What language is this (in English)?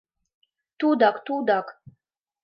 Mari